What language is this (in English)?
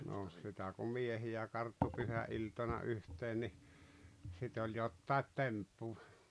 Finnish